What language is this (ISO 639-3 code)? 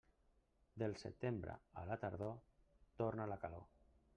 cat